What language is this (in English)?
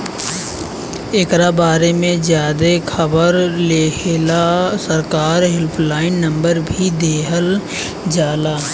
Bhojpuri